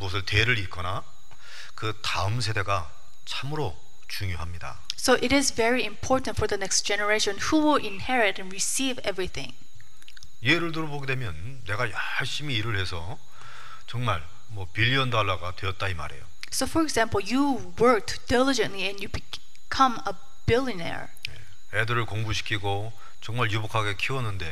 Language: Korean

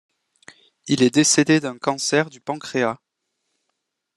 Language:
French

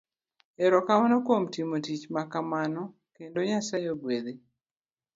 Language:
Luo (Kenya and Tanzania)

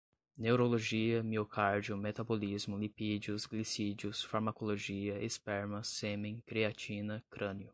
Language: Portuguese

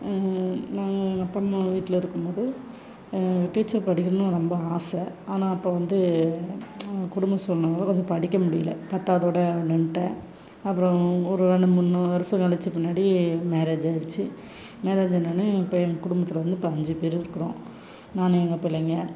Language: Tamil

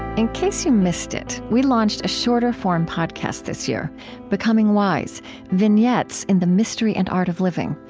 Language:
English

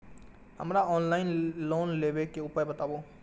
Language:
Maithili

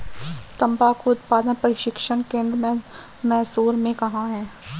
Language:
Hindi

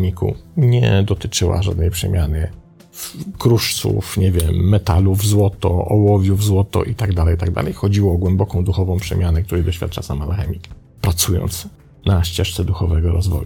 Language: Polish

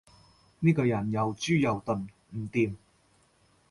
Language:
Cantonese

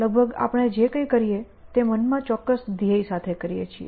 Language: Gujarati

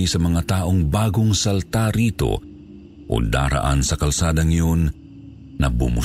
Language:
Filipino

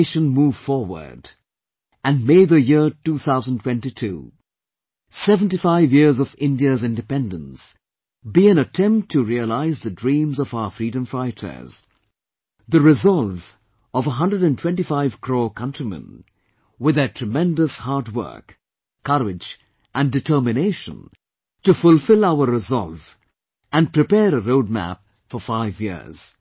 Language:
English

